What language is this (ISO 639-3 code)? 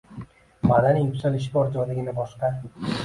uzb